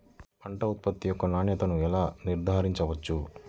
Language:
Telugu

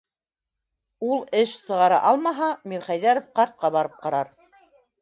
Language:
Bashkir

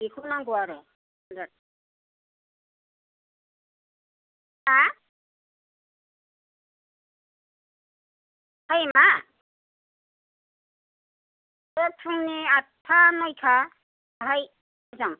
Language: Bodo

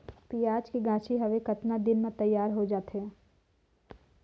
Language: Chhattisgarhi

